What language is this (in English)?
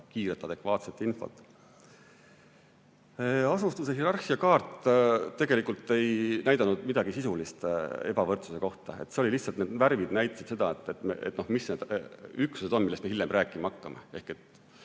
Estonian